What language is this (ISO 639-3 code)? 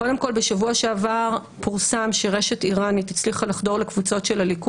heb